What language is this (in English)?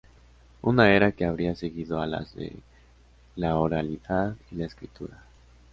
Spanish